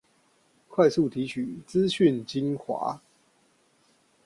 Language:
Chinese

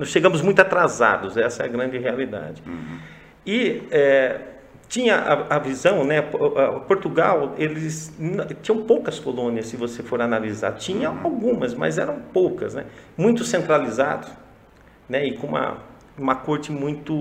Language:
Portuguese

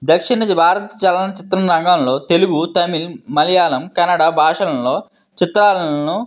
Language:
Telugu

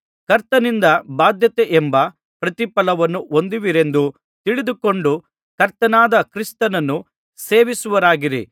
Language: Kannada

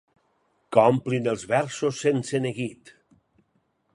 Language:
Catalan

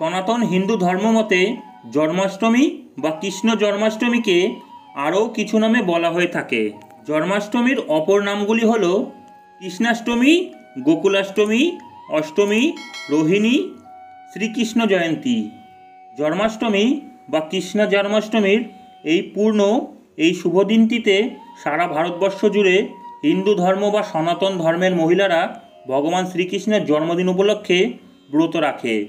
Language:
Hindi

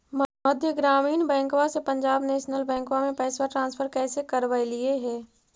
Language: Magahi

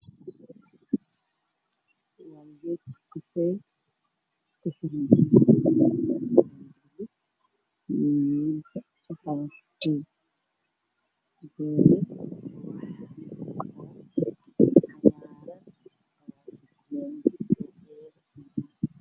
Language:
Somali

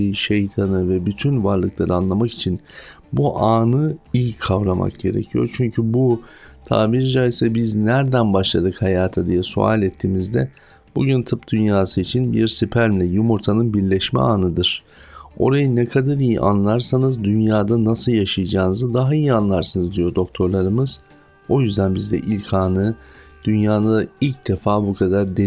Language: Turkish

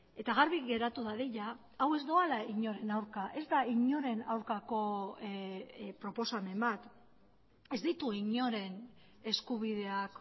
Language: Basque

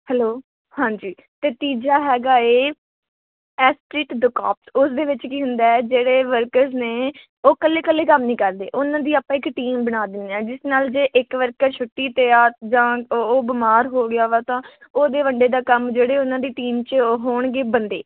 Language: Punjabi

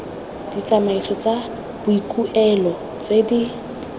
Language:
Tswana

